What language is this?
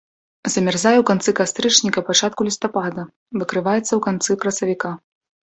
Belarusian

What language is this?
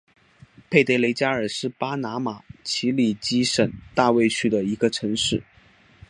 Chinese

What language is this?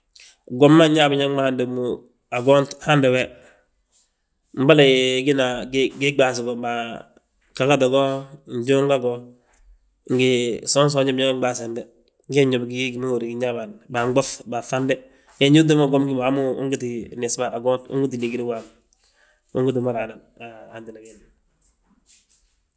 Balanta-Ganja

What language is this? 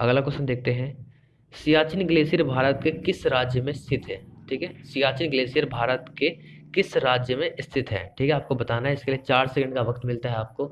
Hindi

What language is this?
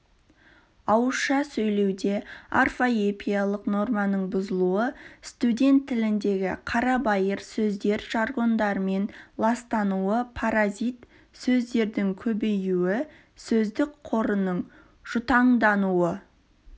Kazakh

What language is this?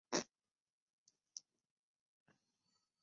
Chinese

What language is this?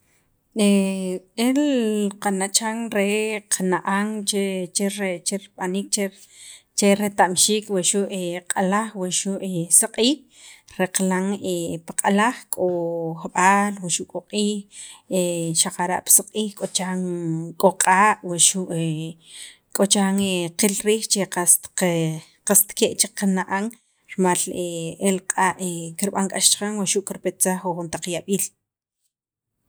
Sacapulteco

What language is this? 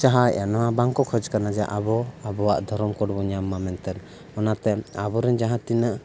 Santali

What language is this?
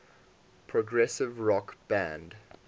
English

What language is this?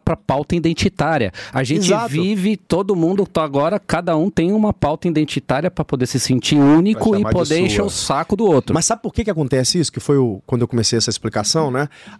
Portuguese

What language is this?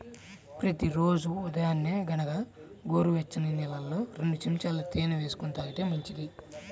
Telugu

